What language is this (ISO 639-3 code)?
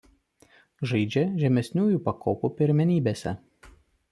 lit